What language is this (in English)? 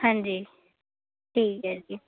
Punjabi